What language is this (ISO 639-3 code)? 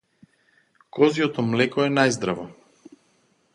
mkd